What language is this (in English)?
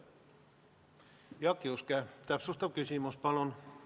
Estonian